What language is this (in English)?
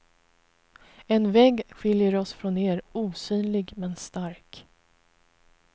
Swedish